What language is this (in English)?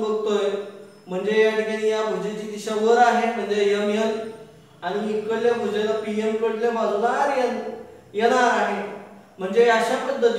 Hindi